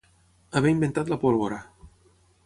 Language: Catalan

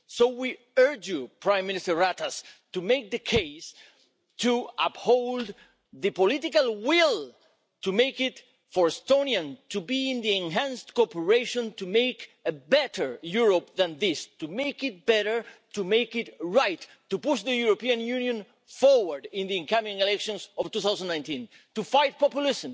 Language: English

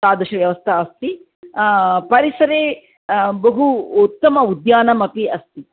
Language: Sanskrit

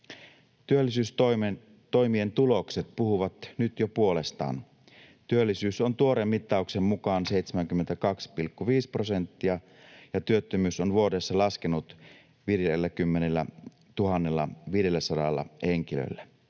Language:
Finnish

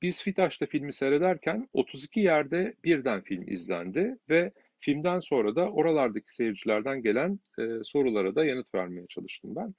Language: Turkish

